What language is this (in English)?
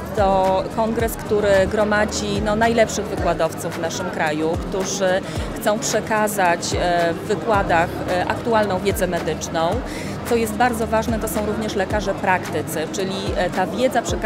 Polish